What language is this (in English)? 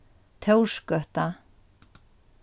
Faroese